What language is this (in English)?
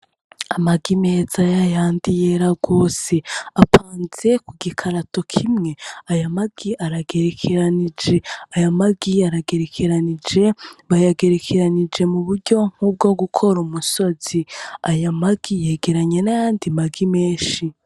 Rundi